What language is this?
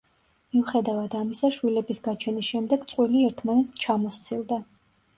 Georgian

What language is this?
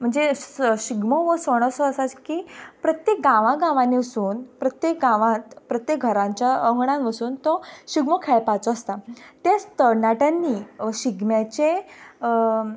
Konkani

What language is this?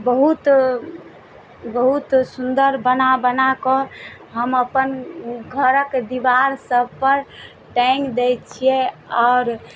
Maithili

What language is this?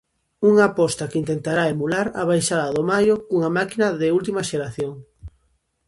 Galician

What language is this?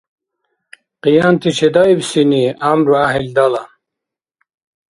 Dargwa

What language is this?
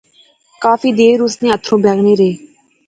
Pahari-Potwari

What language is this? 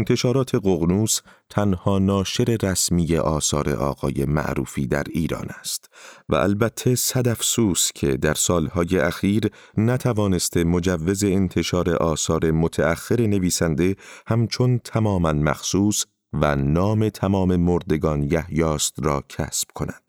Persian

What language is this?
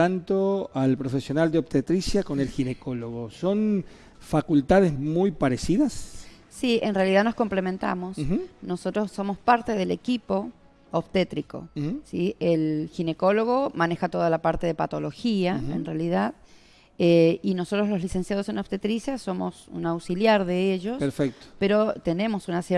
Spanish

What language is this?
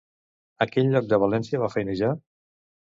Catalan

